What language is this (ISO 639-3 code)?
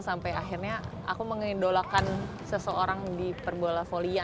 ind